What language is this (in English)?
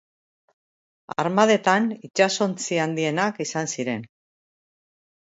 Basque